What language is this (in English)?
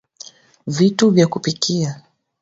Swahili